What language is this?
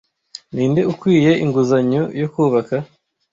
Kinyarwanda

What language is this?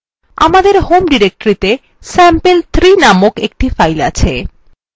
Bangla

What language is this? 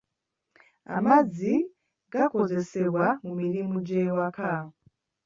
Ganda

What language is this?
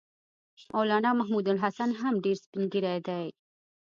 Pashto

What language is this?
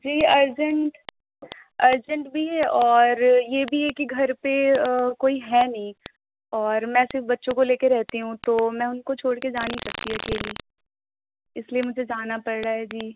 Urdu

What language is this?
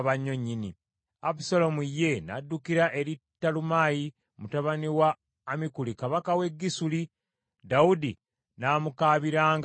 Ganda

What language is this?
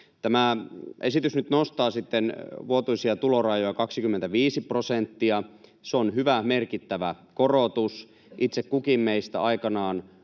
Finnish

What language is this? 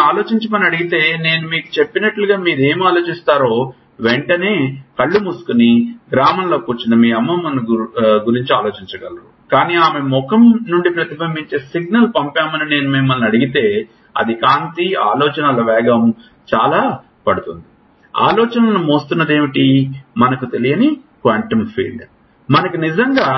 Telugu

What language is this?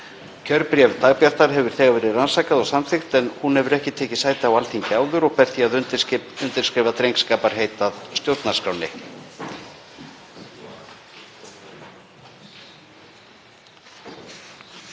Icelandic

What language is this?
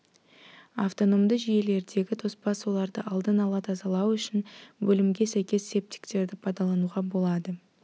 Kazakh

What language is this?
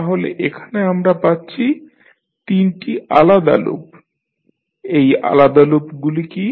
Bangla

